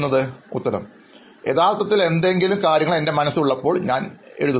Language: Malayalam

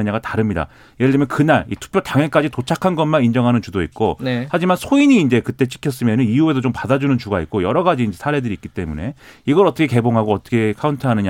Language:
Korean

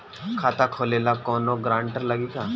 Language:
Bhojpuri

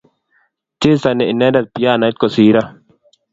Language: Kalenjin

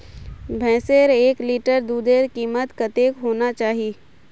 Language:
Magahi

